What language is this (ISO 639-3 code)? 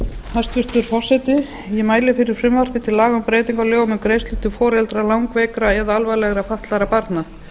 isl